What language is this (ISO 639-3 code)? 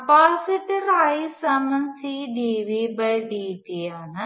mal